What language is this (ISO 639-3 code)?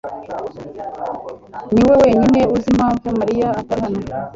kin